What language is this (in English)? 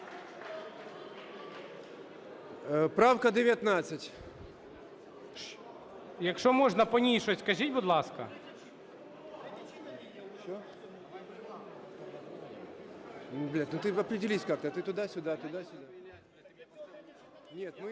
Ukrainian